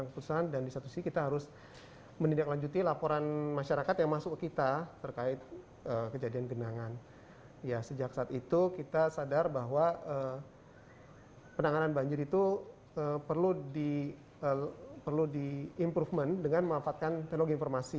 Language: Indonesian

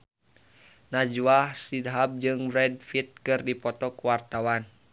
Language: Sundanese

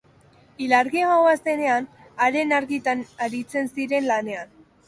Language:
Basque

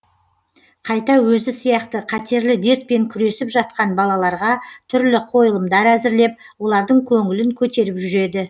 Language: Kazakh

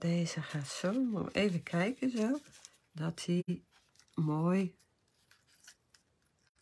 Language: Dutch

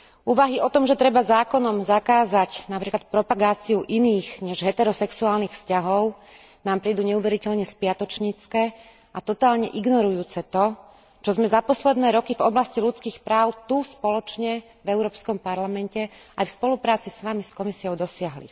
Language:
Slovak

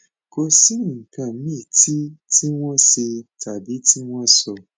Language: Yoruba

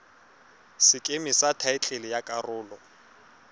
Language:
Tswana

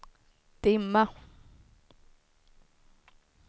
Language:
Swedish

